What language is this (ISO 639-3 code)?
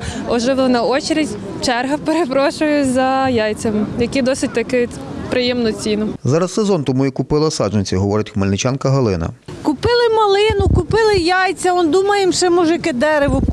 ukr